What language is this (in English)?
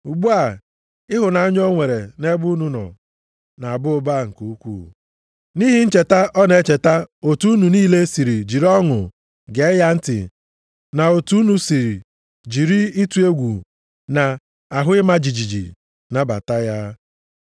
Igbo